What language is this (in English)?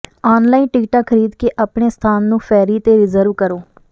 Punjabi